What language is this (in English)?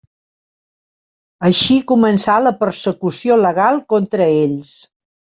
Catalan